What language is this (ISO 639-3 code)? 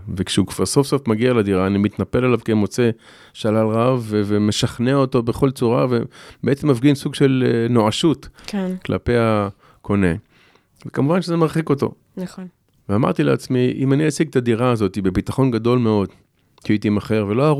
heb